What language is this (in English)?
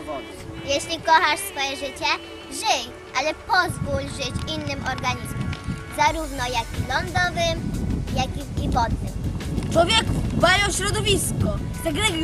Polish